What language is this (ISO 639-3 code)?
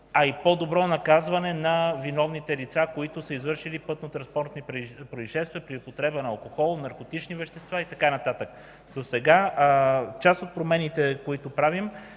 bul